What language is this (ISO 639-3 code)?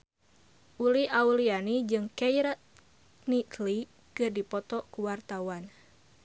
sun